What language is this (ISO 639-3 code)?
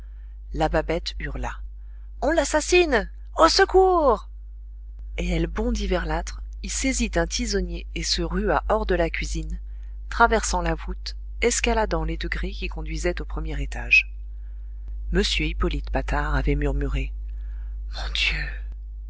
fra